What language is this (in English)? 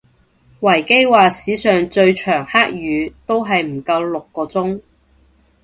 Cantonese